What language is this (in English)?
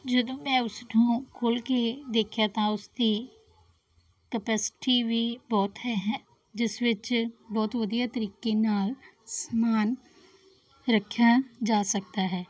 Punjabi